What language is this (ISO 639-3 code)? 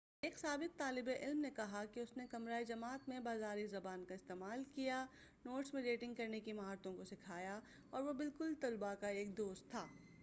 urd